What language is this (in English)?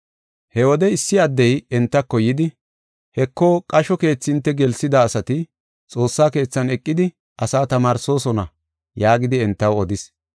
Gofa